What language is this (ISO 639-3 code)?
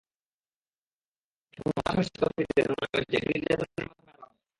ben